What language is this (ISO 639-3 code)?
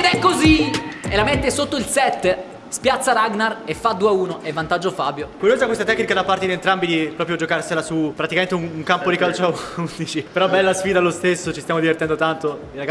ita